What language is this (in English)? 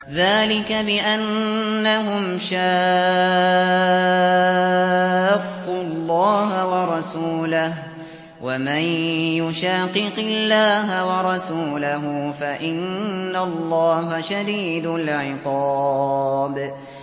Arabic